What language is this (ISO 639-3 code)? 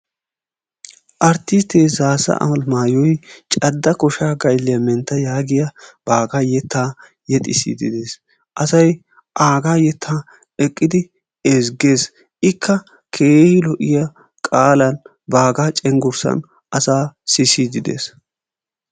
wal